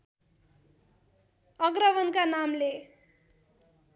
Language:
Nepali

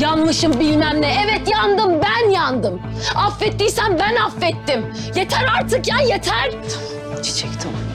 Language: Turkish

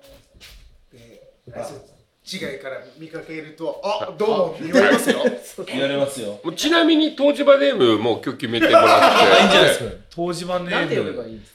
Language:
Japanese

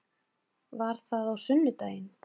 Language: Icelandic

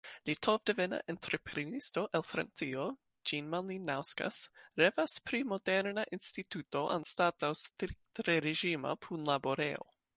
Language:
Esperanto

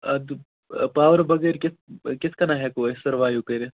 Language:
Kashmiri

